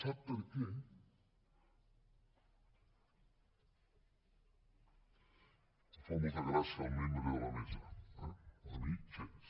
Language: Catalan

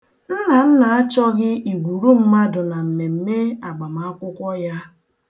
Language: Igbo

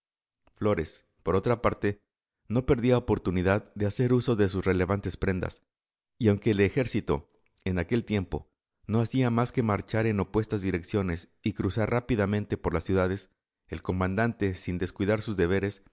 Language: Spanish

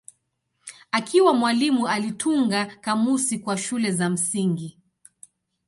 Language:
Swahili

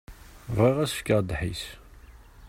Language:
Kabyle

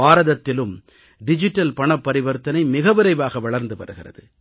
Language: Tamil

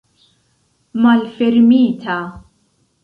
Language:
Esperanto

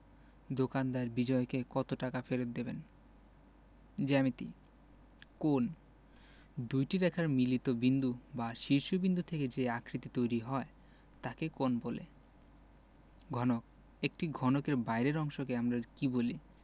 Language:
Bangla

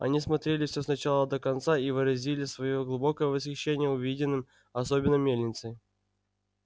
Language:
Russian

